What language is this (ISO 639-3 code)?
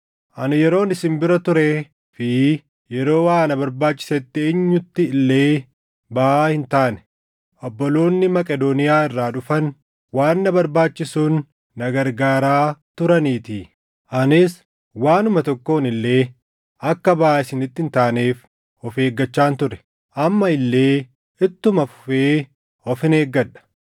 orm